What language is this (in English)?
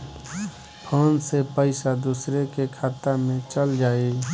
Bhojpuri